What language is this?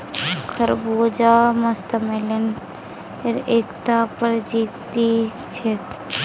Magahi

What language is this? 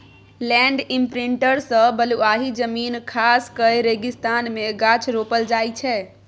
Maithili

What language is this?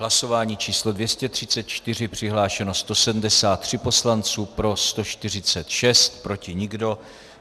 Czech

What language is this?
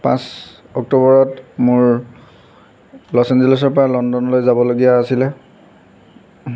Assamese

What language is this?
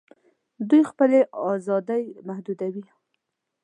Pashto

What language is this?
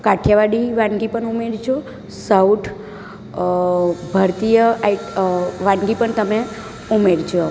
Gujarati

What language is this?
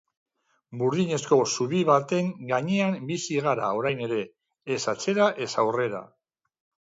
Basque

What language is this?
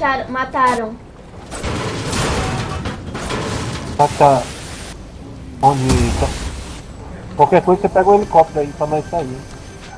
Portuguese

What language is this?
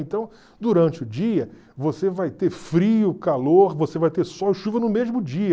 Portuguese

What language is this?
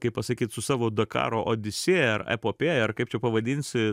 Lithuanian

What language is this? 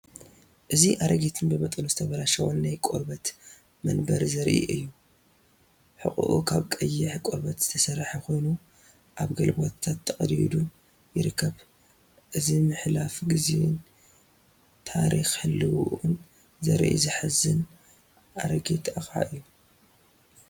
Tigrinya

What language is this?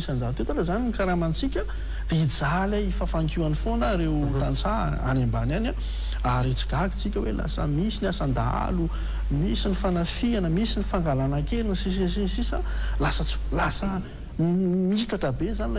Indonesian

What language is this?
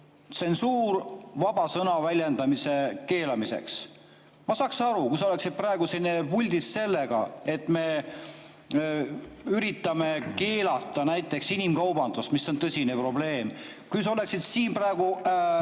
Estonian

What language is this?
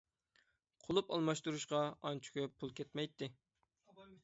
Uyghur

